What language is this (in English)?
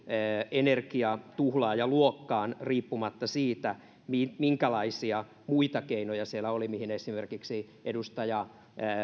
Finnish